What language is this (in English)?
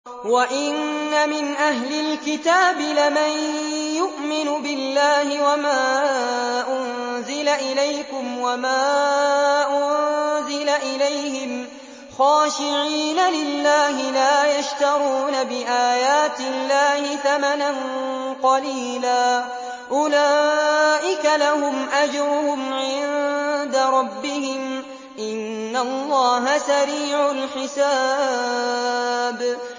Arabic